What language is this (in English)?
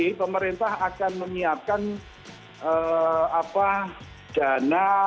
Indonesian